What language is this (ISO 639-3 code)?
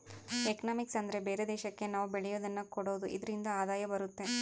kan